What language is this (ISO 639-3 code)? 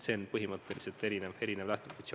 est